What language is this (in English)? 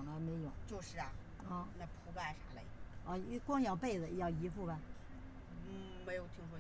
Chinese